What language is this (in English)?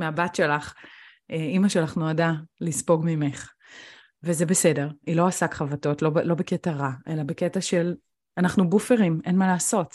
Hebrew